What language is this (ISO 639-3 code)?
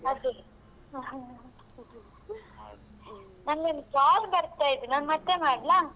kan